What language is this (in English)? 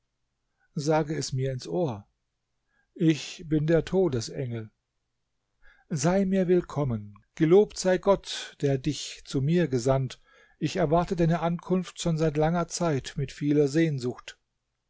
German